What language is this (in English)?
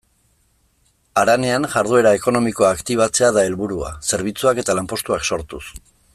Basque